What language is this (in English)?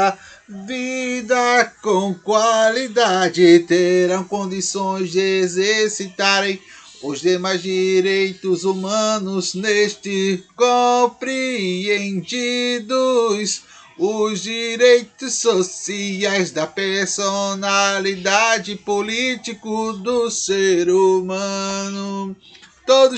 Portuguese